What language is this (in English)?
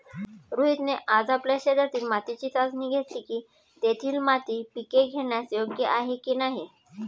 Marathi